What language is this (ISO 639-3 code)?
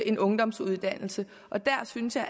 dan